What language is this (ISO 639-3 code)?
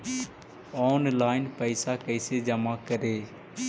mag